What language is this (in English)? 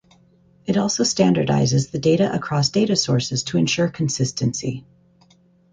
English